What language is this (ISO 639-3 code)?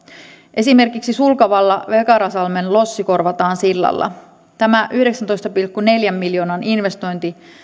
fin